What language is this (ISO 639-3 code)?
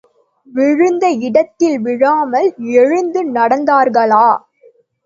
tam